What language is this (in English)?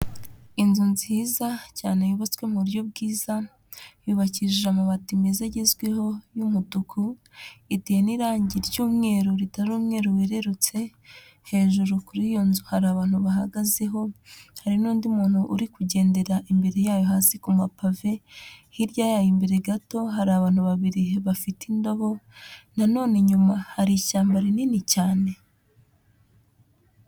Kinyarwanda